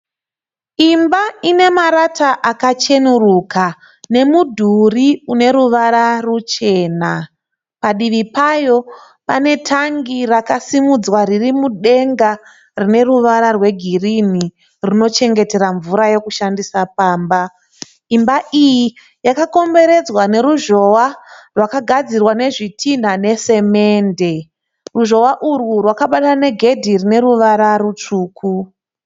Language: Shona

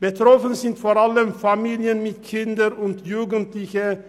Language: Swiss German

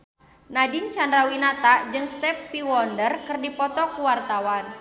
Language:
Sundanese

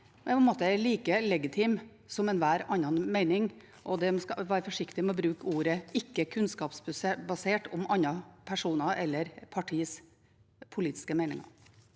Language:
Norwegian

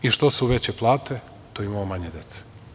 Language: Serbian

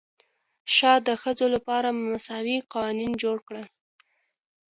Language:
Pashto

